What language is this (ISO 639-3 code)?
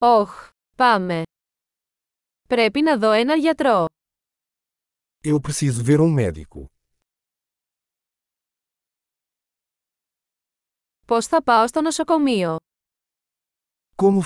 ell